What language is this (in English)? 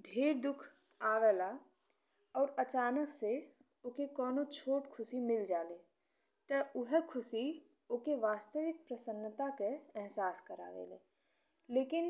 Bhojpuri